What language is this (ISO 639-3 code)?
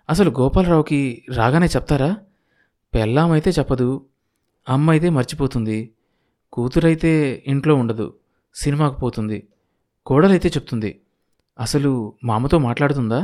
tel